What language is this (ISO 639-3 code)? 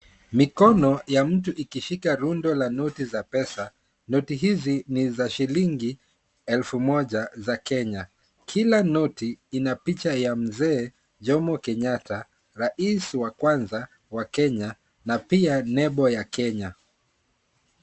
swa